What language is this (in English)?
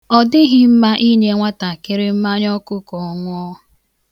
Igbo